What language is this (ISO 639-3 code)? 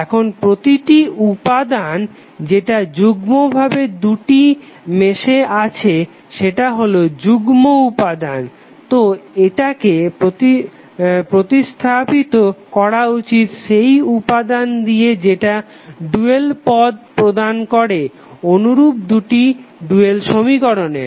ben